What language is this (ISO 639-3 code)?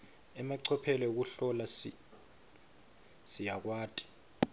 ssw